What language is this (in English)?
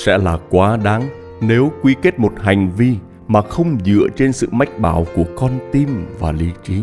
Vietnamese